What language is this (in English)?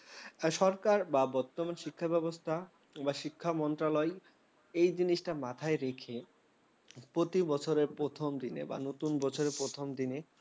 Bangla